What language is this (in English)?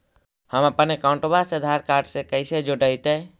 Magahi